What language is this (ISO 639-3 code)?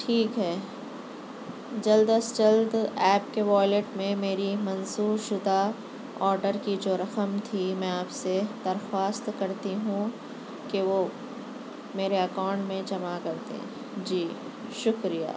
urd